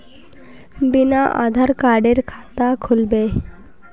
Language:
Magahi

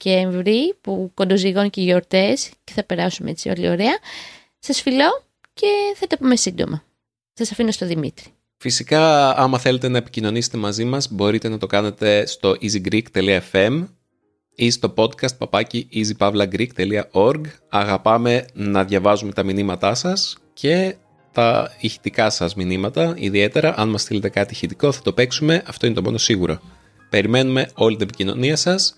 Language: Greek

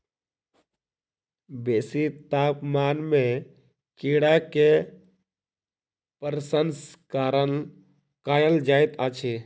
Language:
Maithili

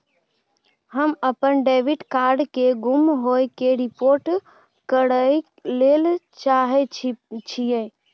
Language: Maithili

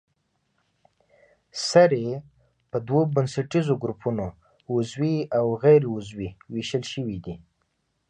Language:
Pashto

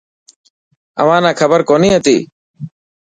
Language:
Dhatki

